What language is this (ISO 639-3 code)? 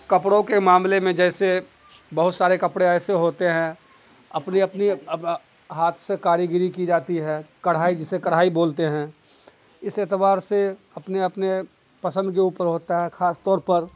urd